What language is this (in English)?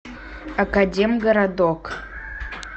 Russian